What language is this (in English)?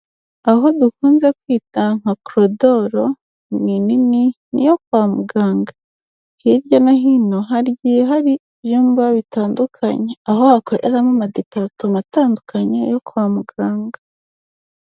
Kinyarwanda